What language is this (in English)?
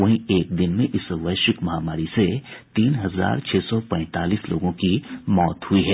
Hindi